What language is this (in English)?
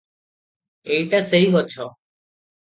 Odia